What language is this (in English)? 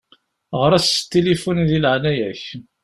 Kabyle